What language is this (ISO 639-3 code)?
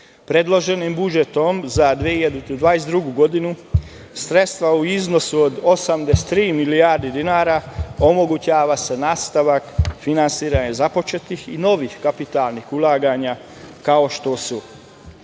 srp